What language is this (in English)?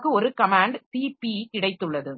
Tamil